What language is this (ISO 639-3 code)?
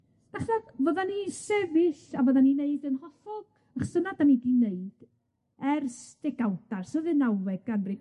cym